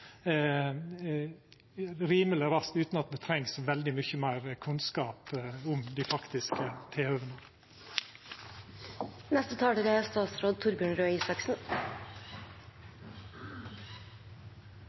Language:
Norwegian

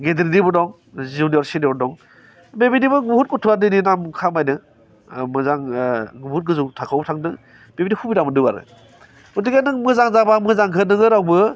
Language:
Bodo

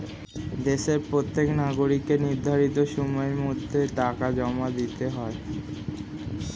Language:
Bangla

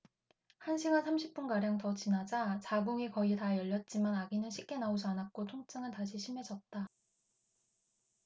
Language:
Korean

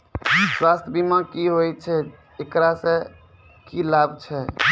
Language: Maithili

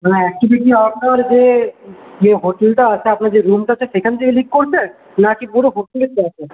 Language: Bangla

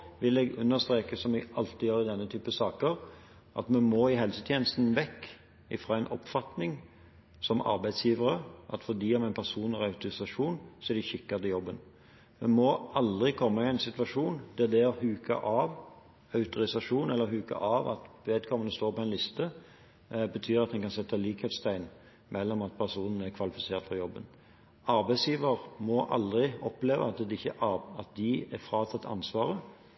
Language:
Norwegian Bokmål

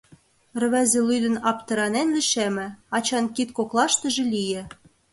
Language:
Mari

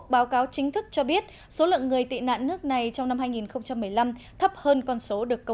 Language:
Vietnamese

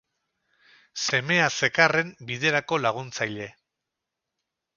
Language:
Basque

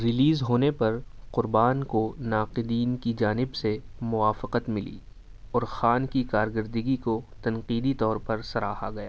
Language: Urdu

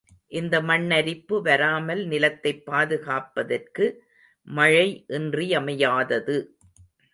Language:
Tamil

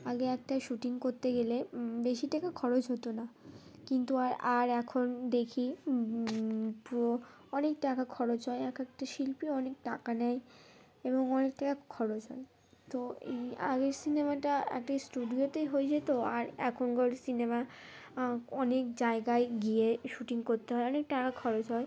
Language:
Bangla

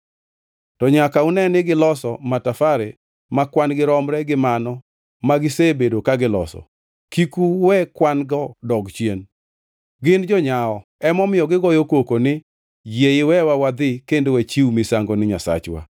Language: Luo (Kenya and Tanzania)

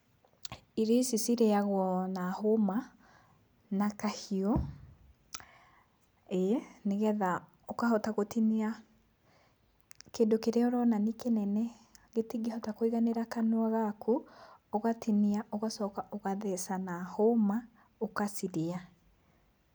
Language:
Kikuyu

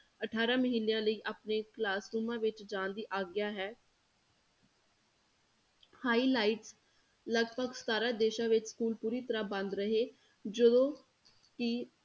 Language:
Punjabi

